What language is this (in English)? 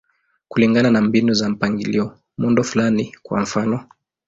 Swahili